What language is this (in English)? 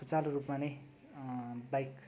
Nepali